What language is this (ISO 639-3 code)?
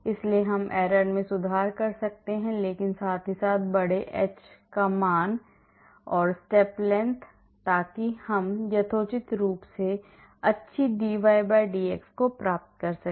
hin